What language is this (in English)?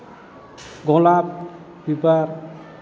Bodo